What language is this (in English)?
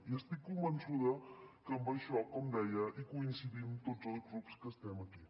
Catalan